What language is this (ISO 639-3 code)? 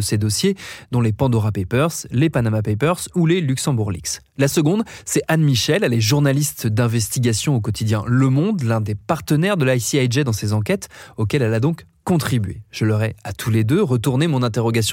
fra